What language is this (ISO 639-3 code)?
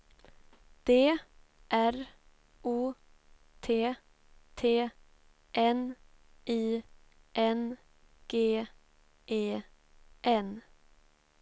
swe